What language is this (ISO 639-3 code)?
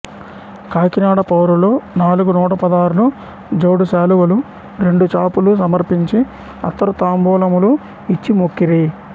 tel